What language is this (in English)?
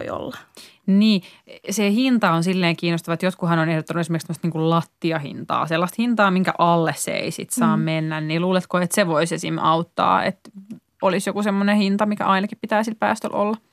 Finnish